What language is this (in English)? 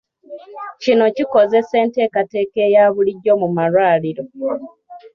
Ganda